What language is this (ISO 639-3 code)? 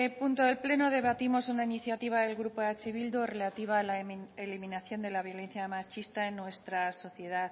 spa